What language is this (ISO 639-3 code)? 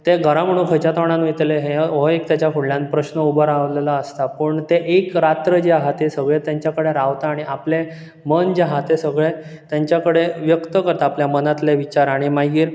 kok